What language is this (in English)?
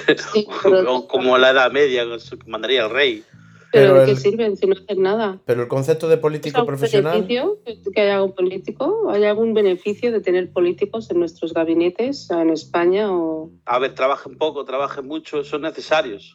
Spanish